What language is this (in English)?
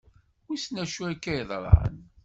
Kabyle